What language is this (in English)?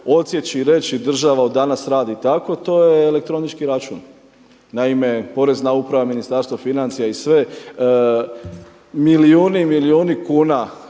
Croatian